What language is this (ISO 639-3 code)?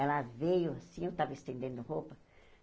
por